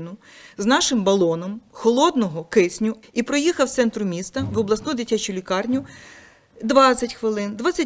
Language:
Ukrainian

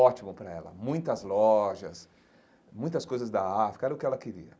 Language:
Portuguese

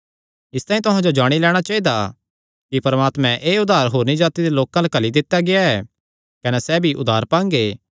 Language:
Kangri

